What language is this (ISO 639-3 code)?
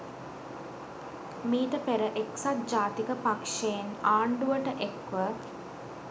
sin